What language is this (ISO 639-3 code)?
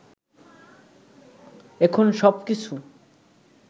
ben